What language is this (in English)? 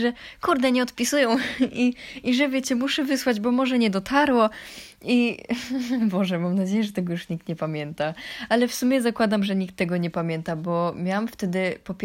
Polish